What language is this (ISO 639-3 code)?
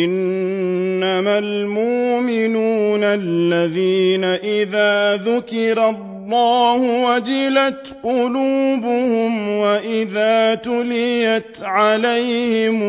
ara